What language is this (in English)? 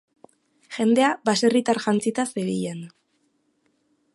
Basque